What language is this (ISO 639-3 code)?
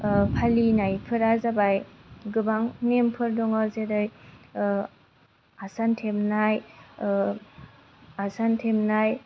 brx